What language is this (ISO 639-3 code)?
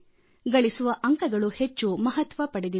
kan